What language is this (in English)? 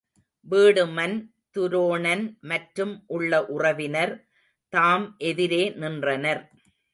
Tamil